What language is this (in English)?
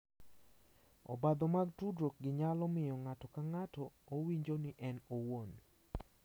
Luo (Kenya and Tanzania)